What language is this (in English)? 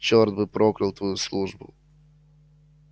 Russian